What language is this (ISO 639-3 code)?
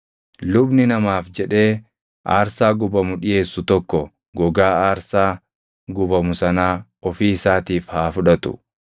orm